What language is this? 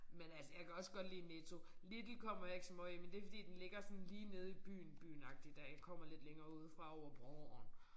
Danish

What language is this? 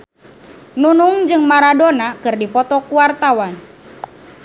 Sundanese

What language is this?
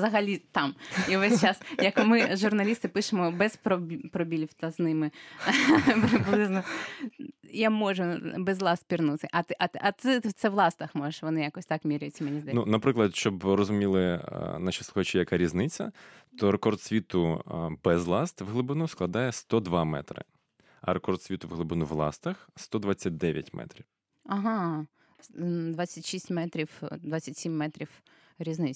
Ukrainian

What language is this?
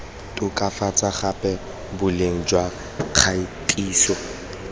Tswana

